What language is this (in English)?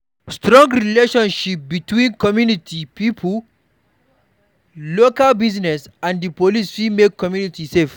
Nigerian Pidgin